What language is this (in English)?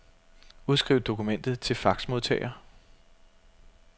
Danish